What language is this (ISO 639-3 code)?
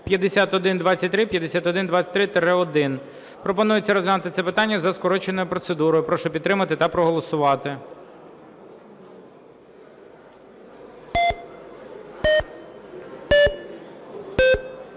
ukr